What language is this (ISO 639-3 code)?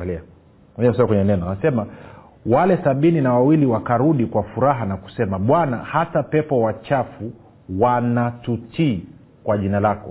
swa